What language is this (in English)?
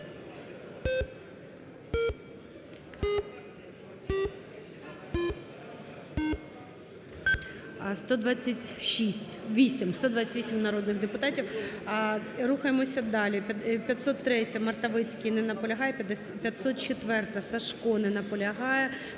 Ukrainian